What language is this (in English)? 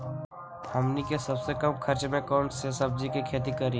Magahi